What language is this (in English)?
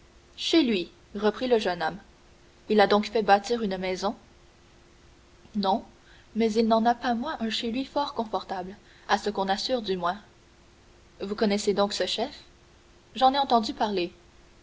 French